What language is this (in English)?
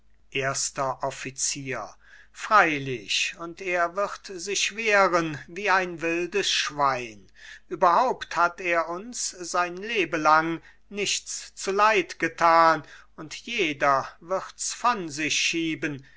German